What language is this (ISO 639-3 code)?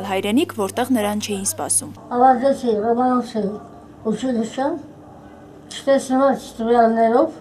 ara